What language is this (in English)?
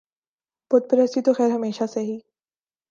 Urdu